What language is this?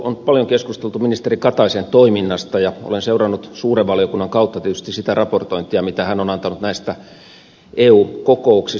Finnish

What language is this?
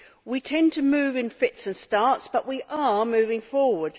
English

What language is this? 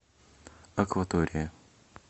Russian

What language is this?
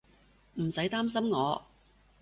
Cantonese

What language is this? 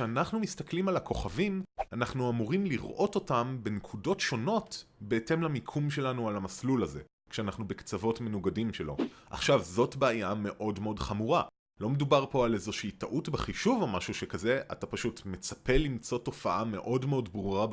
Hebrew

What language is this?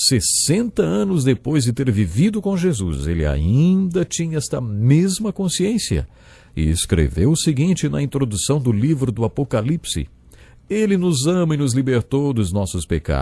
Portuguese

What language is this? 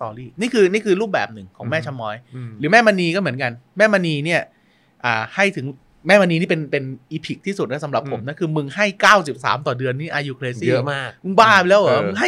Thai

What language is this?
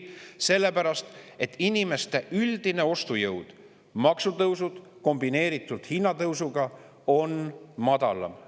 Estonian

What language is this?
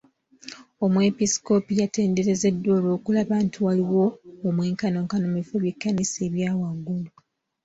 Ganda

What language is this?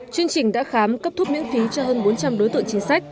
Vietnamese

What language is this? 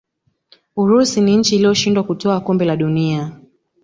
Swahili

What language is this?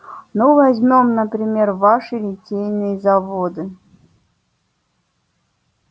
Russian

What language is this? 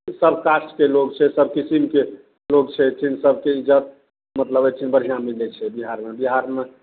Maithili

